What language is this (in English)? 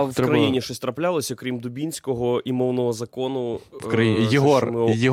Ukrainian